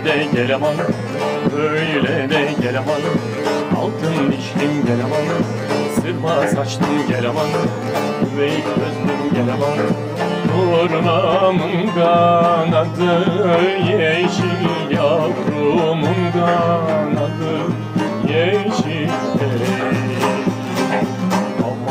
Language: Turkish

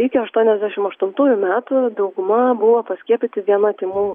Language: Lithuanian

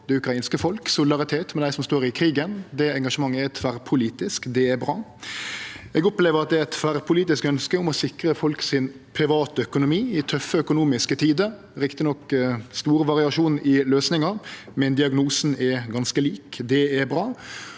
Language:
Norwegian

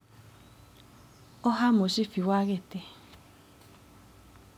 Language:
Kikuyu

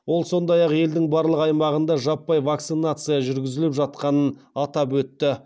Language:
Kazakh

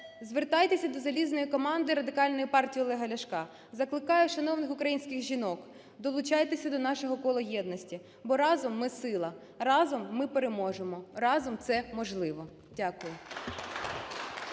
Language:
Ukrainian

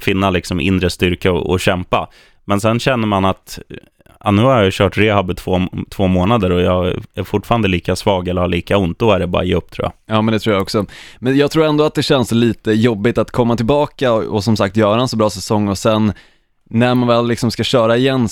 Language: Swedish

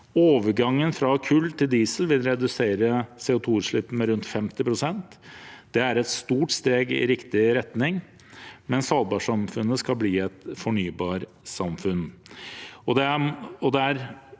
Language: Norwegian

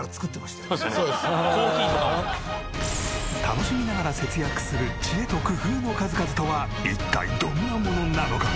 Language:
Japanese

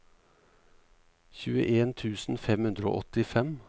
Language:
Norwegian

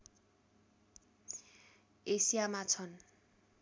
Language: Nepali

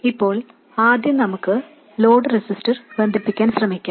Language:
Malayalam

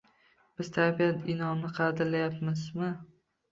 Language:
Uzbek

